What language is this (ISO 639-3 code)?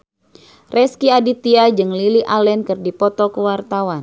sun